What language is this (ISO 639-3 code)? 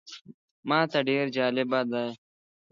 pus